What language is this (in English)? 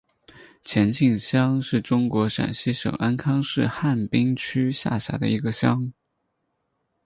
Chinese